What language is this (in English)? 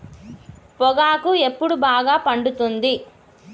Telugu